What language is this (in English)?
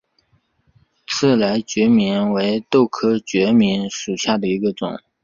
Chinese